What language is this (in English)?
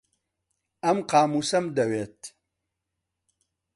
Central Kurdish